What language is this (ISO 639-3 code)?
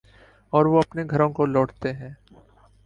urd